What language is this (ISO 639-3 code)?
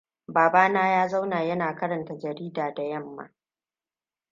hau